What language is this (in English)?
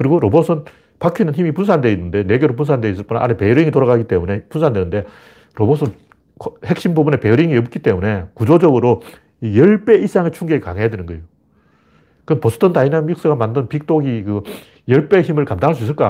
Korean